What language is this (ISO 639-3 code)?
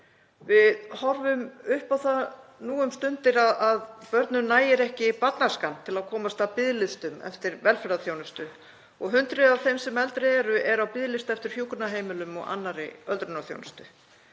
isl